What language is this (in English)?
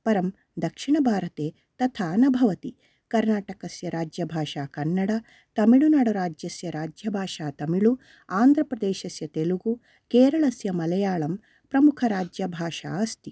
Sanskrit